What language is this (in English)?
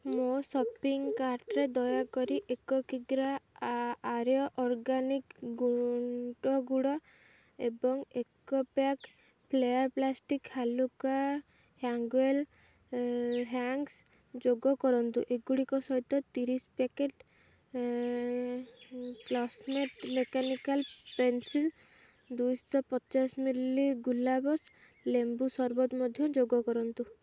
Odia